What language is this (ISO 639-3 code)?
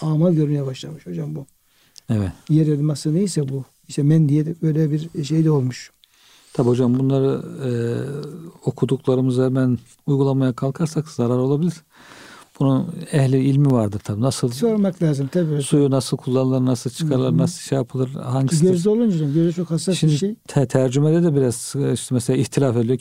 tur